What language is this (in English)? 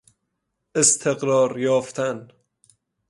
Persian